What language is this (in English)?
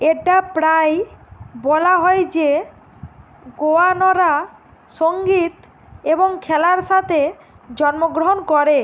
Bangla